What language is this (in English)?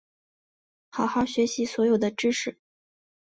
Chinese